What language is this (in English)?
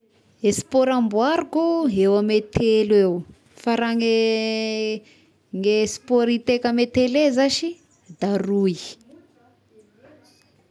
Tesaka Malagasy